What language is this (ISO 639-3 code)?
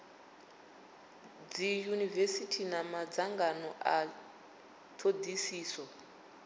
ven